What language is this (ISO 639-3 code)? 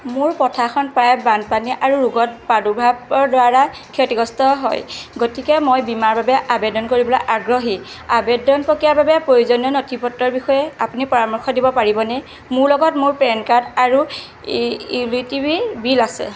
asm